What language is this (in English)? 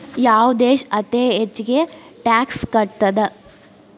Kannada